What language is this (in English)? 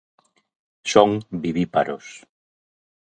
Galician